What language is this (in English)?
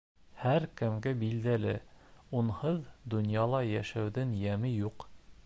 Bashkir